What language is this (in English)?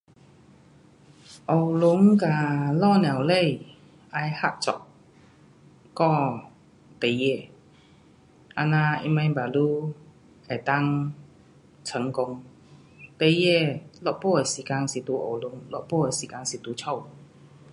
Pu-Xian Chinese